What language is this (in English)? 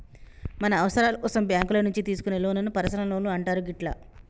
Telugu